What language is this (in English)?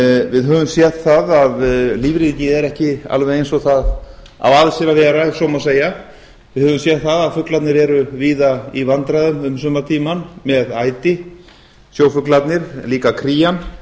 Icelandic